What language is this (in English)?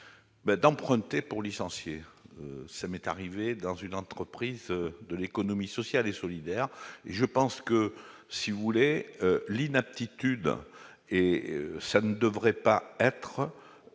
French